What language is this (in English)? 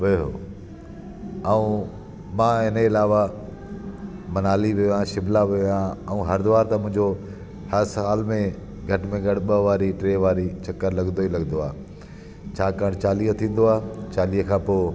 Sindhi